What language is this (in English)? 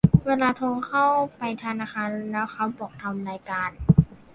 Thai